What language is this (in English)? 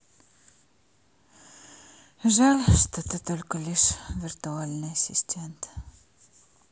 Russian